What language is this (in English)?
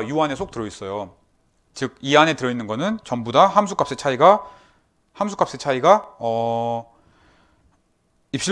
Korean